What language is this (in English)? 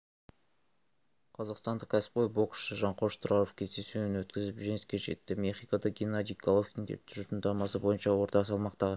Kazakh